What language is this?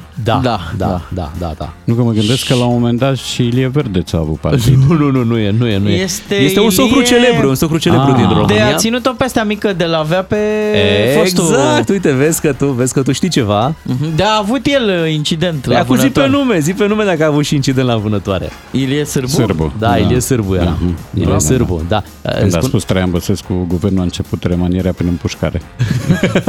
Romanian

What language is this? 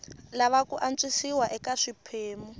Tsonga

